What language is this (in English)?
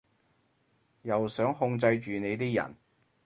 Cantonese